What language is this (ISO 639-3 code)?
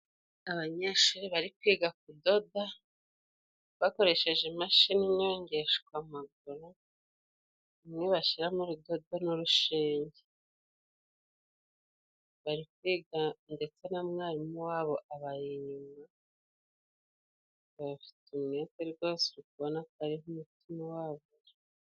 kin